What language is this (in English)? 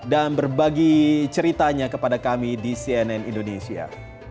Indonesian